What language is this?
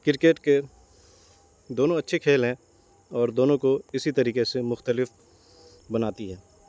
Urdu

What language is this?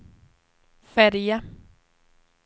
Swedish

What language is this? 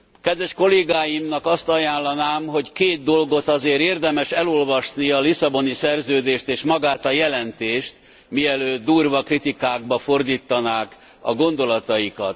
Hungarian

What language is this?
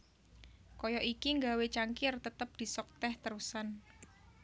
Javanese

